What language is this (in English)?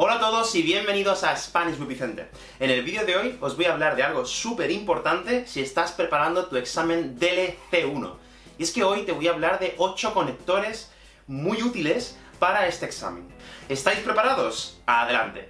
Spanish